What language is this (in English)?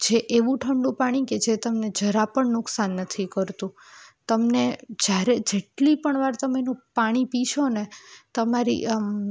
Gujarati